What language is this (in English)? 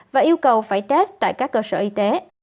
Vietnamese